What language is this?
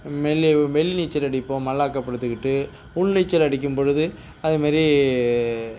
Tamil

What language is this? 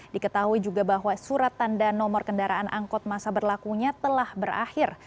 Indonesian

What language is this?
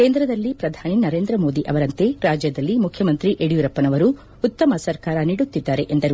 Kannada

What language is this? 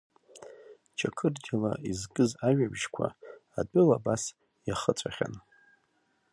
Abkhazian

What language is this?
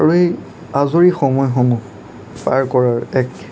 Assamese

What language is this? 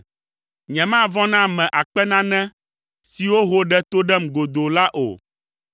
Ewe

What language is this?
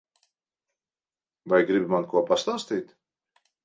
Latvian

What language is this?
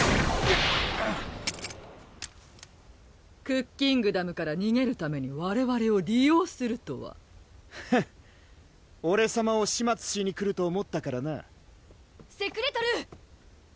Japanese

